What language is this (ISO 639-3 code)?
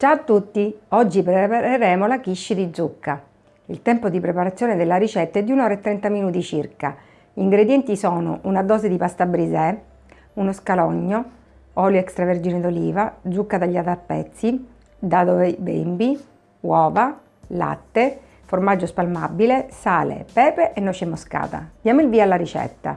ita